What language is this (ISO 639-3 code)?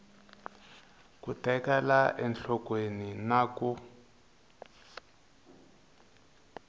tso